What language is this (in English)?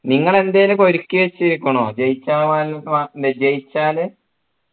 Malayalam